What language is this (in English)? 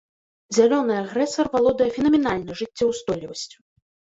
Belarusian